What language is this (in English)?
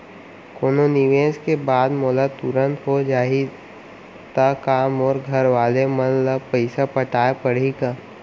Chhattisgarhi